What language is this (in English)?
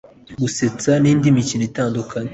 Kinyarwanda